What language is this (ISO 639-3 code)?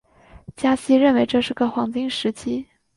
zho